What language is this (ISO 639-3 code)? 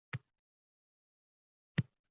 uzb